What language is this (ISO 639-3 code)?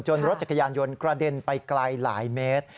tha